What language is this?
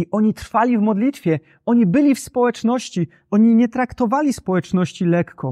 Polish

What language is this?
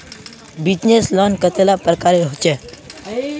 Magahi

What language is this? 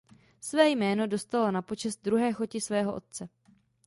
Czech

